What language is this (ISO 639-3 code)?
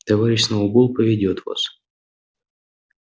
rus